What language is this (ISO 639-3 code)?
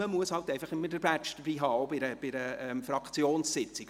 gsw